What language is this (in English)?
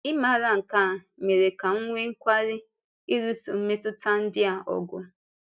Igbo